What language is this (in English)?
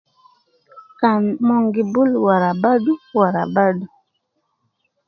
Nubi